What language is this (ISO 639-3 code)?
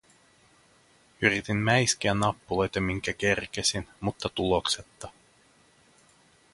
fin